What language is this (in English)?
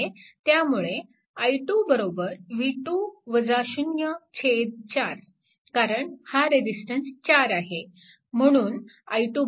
Marathi